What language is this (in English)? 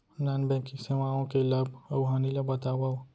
Chhattisgarhi